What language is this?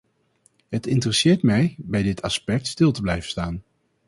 Dutch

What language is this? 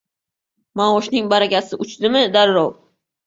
Uzbek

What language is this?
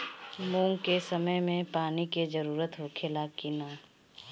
Bhojpuri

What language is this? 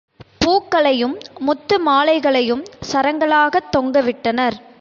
Tamil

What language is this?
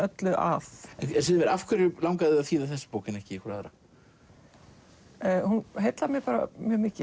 Icelandic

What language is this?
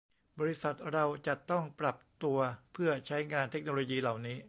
Thai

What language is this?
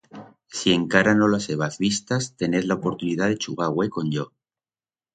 Aragonese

